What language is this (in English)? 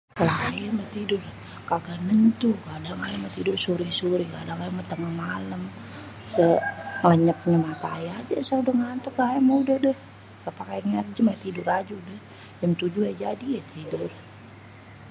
Betawi